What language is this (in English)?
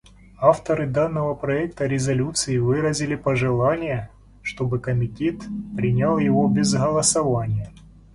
Russian